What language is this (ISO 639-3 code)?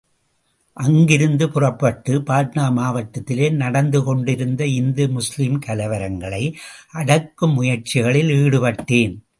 tam